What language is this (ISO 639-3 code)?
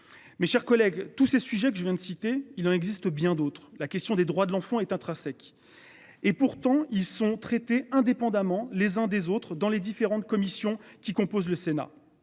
fra